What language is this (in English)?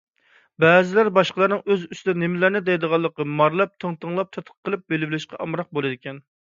Uyghur